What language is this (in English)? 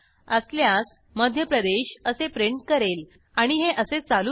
Marathi